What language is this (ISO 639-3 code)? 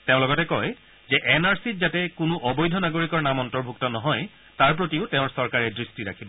asm